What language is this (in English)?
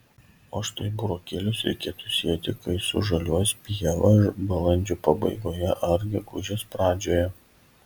Lithuanian